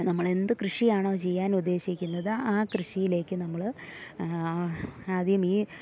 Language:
Malayalam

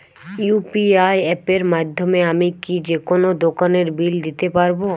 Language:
Bangla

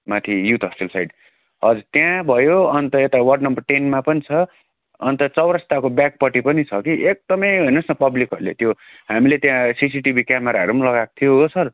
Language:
Nepali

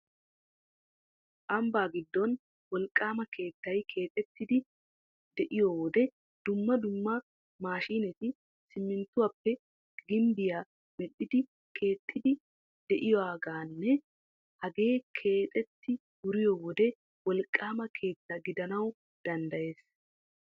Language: Wolaytta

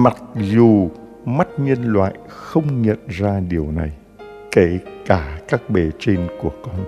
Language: Vietnamese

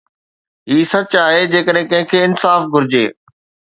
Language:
Sindhi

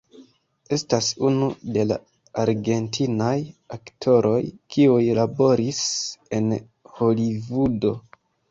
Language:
Esperanto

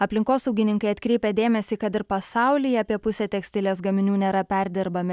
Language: Lithuanian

